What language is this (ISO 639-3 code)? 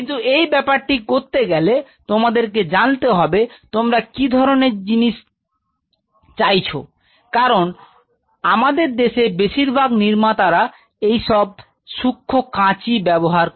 ben